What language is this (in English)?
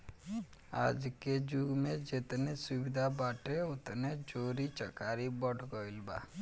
Bhojpuri